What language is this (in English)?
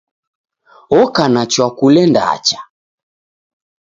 Taita